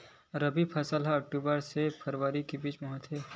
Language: Chhattisgarhi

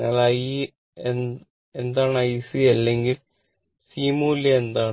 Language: Malayalam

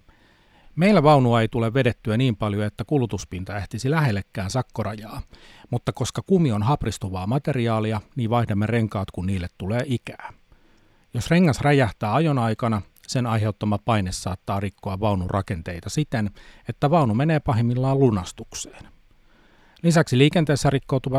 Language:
Finnish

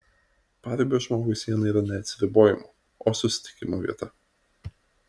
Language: Lithuanian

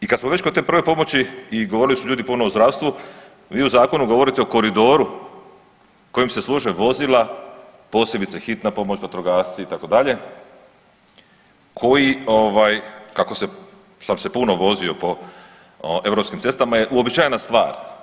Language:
Croatian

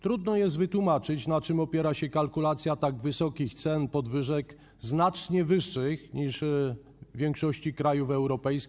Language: Polish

